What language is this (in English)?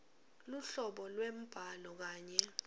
Swati